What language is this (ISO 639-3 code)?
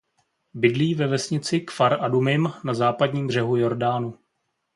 ces